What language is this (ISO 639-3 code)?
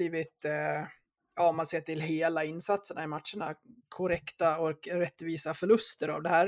swe